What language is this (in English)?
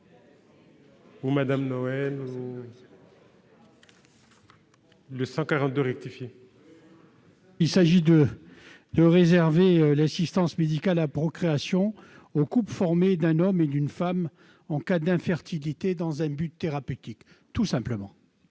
French